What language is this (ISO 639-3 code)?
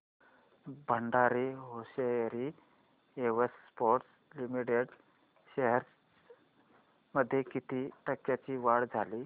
mar